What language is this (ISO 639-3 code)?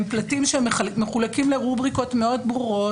heb